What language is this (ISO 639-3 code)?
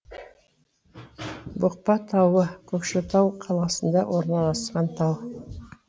kaz